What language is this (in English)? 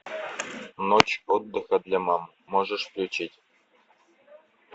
Russian